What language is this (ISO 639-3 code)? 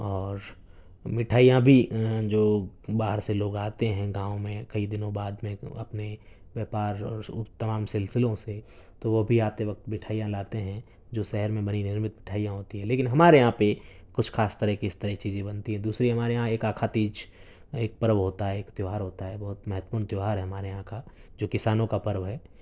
urd